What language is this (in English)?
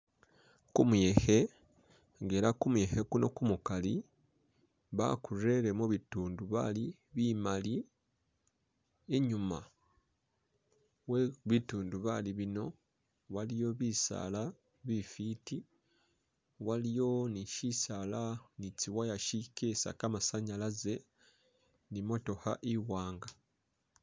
Masaaba